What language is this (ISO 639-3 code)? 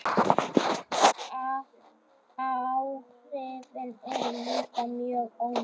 isl